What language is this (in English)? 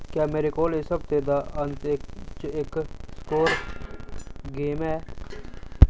Dogri